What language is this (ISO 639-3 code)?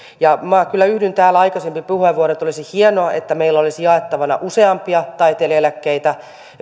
fin